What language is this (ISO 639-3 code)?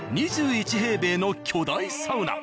jpn